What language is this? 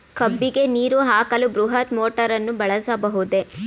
Kannada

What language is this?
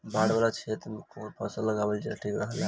Bhojpuri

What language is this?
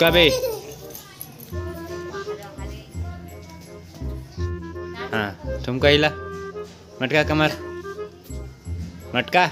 Arabic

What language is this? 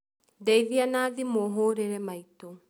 Kikuyu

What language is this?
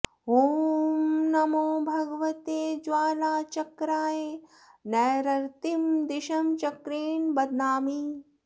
Sanskrit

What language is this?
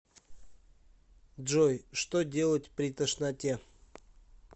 Russian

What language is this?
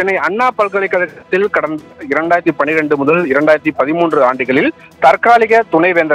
Arabic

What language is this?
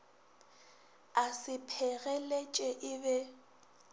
Northern Sotho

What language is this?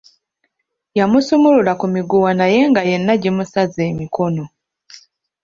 Ganda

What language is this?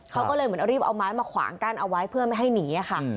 Thai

